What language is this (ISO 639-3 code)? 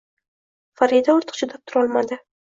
uzb